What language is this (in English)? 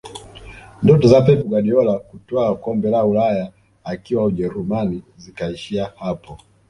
Swahili